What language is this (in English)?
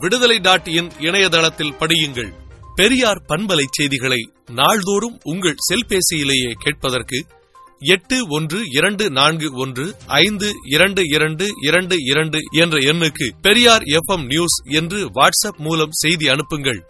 Tamil